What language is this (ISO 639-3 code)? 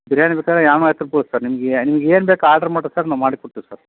kan